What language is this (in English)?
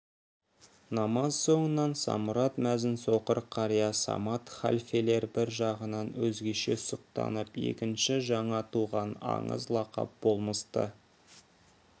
Kazakh